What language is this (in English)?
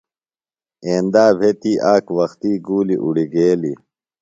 Phalura